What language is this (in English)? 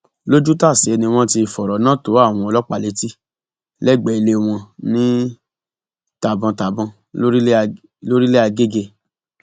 Yoruba